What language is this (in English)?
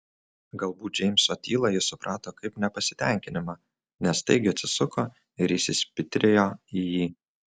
Lithuanian